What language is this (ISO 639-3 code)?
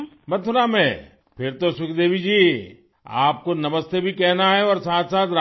urd